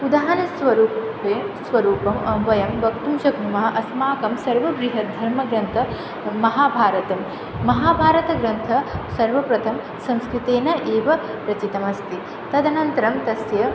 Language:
Sanskrit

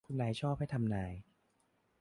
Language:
Thai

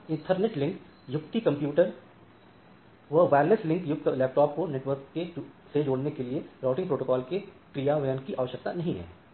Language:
Hindi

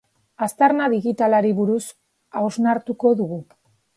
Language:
Basque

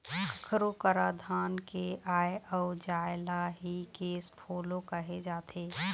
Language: Chhattisgarhi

